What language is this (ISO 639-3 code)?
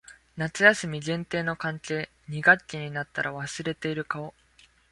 jpn